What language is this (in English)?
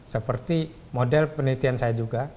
Indonesian